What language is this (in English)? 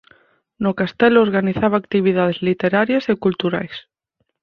Galician